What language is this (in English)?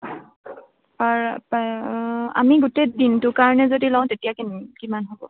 Assamese